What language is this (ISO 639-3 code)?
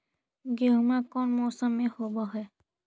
mag